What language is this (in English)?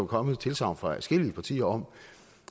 Danish